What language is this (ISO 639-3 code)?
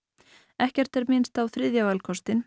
isl